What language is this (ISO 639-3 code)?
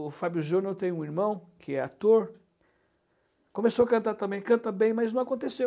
por